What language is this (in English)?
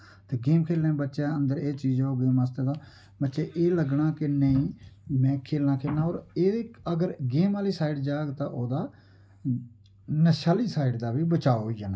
Dogri